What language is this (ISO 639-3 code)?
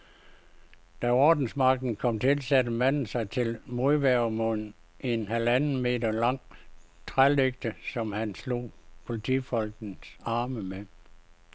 dan